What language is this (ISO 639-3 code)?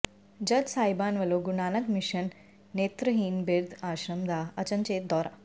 pan